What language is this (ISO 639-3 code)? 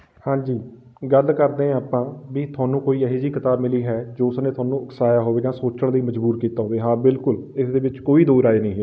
pan